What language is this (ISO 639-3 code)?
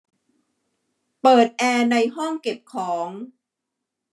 tha